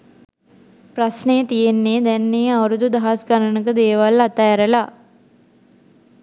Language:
Sinhala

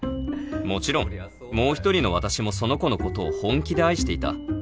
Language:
Japanese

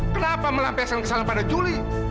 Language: Indonesian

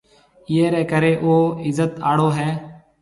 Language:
Marwari (Pakistan)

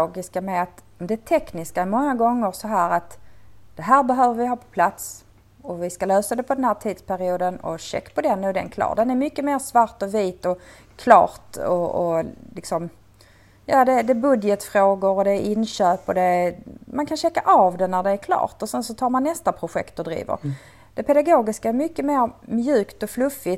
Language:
Swedish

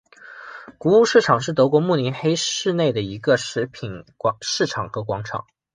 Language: Chinese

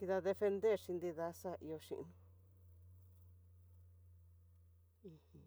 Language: Tidaá Mixtec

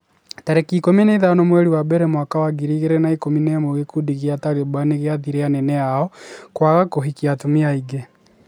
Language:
Kikuyu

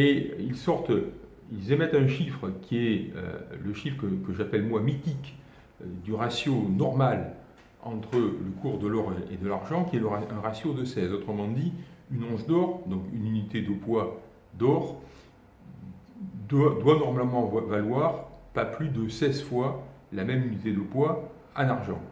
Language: French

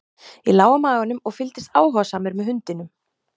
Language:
Icelandic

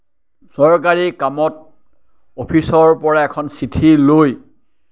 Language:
Assamese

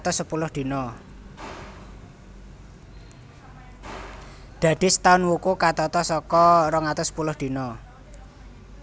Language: Javanese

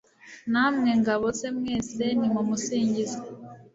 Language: Kinyarwanda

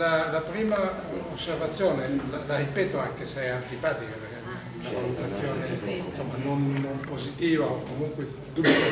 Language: Italian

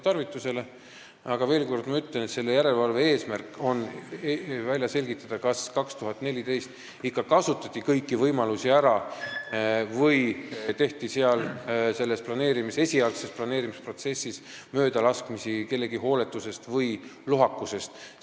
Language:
Estonian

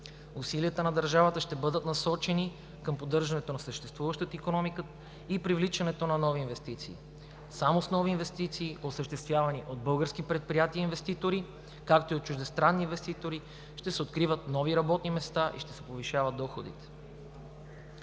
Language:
Bulgarian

